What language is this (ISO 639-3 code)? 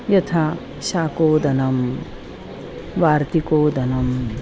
san